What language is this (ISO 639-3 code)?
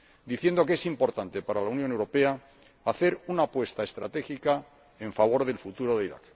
spa